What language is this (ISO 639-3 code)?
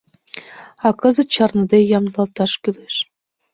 chm